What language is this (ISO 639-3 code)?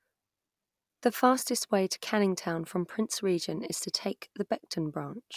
eng